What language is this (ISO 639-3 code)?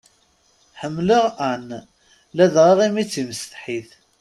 kab